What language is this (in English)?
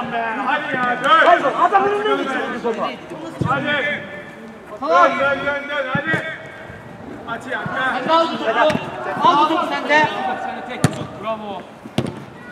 Turkish